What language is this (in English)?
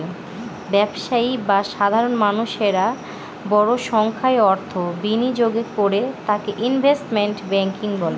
Bangla